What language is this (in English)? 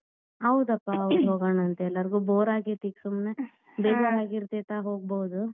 Kannada